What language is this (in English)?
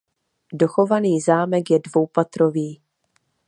Czech